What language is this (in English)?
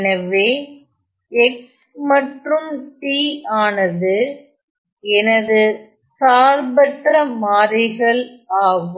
Tamil